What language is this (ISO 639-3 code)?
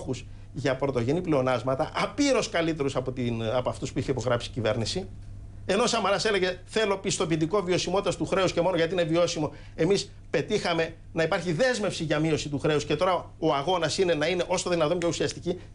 ell